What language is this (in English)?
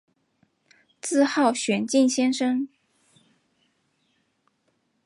Chinese